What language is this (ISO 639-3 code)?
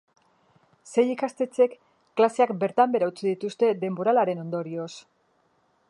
eus